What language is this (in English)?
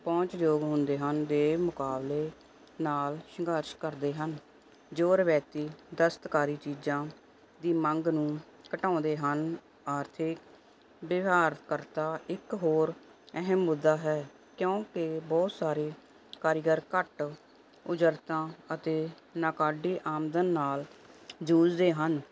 Punjabi